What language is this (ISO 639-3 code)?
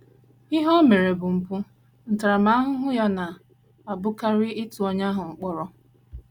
ibo